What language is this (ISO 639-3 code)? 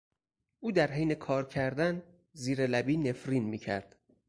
fas